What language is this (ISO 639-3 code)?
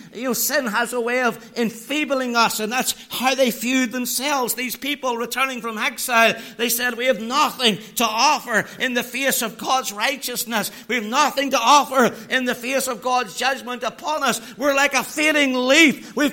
eng